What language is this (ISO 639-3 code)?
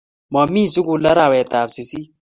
kln